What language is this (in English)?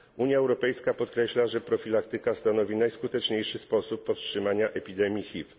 Polish